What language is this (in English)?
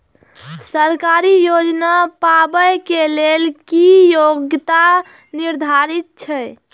Maithili